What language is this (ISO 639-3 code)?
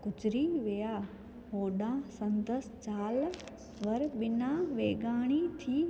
snd